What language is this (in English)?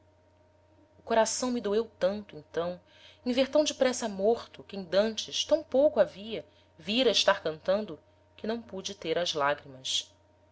Portuguese